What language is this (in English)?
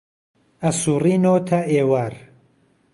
Central Kurdish